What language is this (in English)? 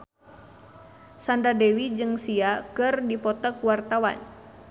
Sundanese